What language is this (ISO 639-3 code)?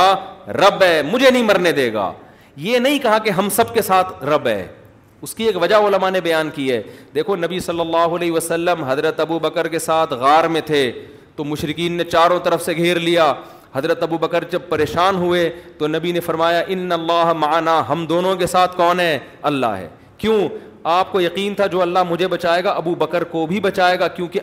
urd